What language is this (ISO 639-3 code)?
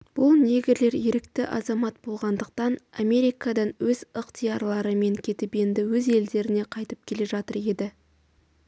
kaz